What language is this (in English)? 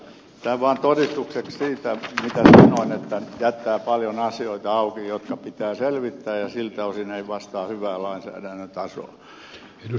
Finnish